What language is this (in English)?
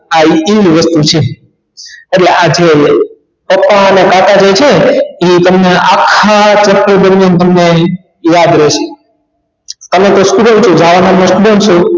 Gujarati